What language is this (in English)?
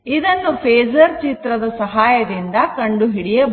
Kannada